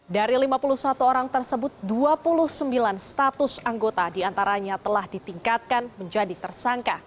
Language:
Indonesian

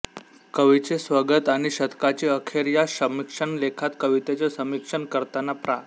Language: Marathi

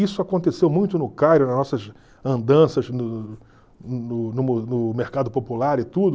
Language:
Portuguese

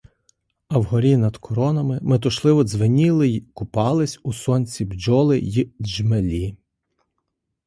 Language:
Ukrainian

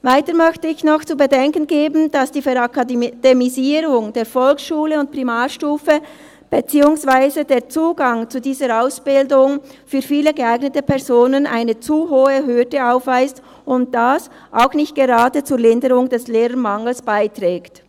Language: Swiss German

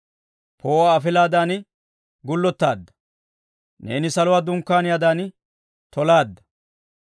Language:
Dawro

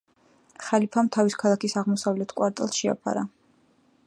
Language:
Georgian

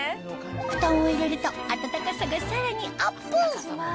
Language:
Japanese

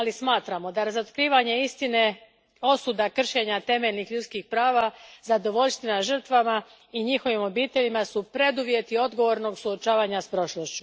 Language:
Croatian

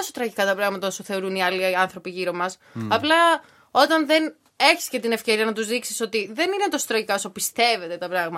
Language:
Greek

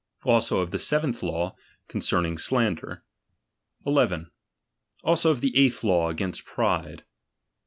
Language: English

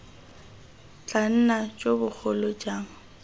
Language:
Tswana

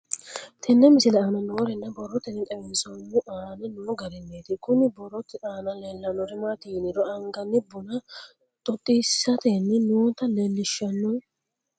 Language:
Sidamo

